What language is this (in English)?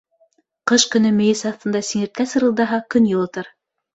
Bashkir